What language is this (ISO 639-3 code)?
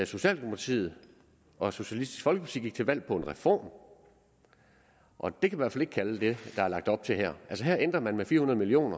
dan